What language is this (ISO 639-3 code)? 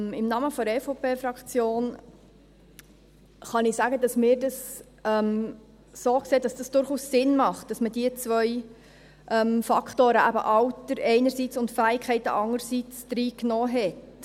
gsw